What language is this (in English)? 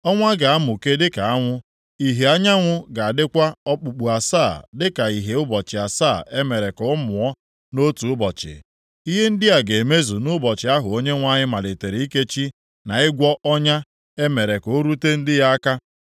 Igbo